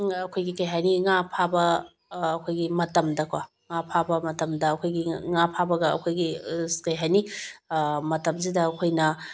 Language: Manipuri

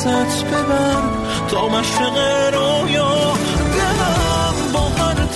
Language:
Persian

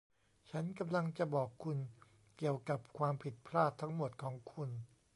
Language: Thai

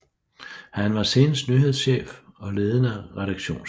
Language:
Danish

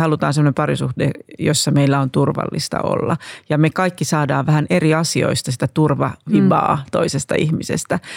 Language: Finnish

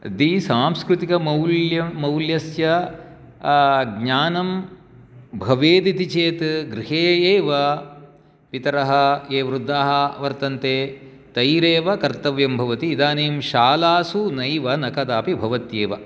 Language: Sanskrit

